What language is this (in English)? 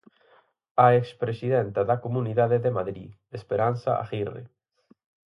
Galician